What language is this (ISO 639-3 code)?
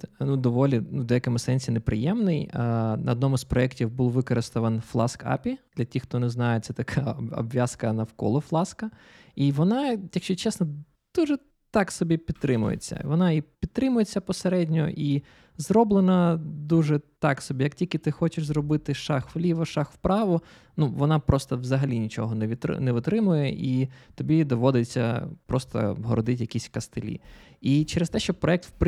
ukr